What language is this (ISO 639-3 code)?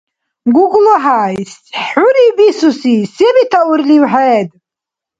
dar